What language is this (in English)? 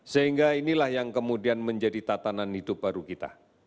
Indonesian